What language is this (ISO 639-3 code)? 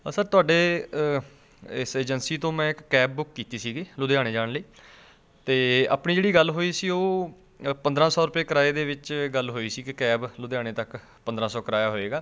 pan